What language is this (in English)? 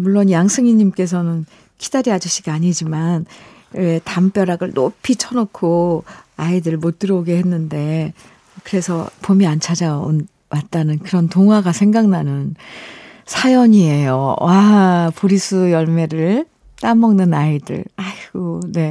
Korean